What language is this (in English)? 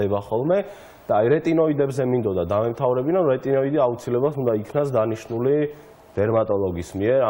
Latvian